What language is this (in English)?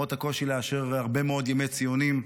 Hebrew